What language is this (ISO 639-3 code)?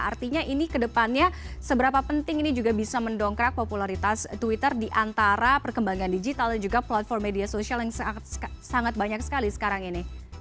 ind